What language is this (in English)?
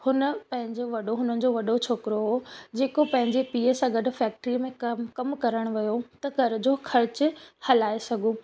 Sindhi